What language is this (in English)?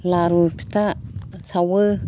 Bodo